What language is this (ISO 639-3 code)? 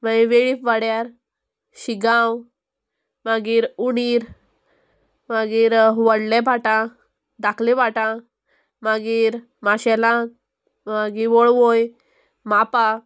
kok